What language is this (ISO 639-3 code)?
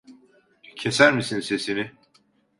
tur